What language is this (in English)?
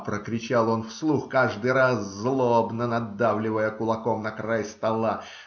Russian